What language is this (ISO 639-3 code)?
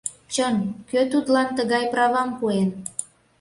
chm